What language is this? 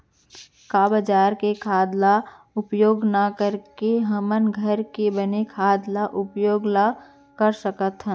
Chhattisgarhi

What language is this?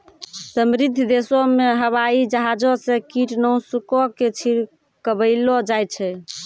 Maithili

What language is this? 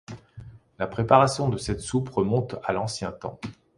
French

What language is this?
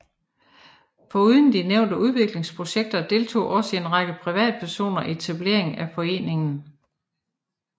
Danish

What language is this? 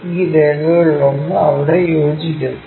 Malayalam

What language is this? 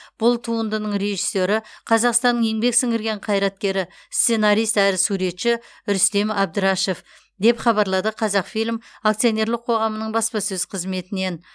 Kazakh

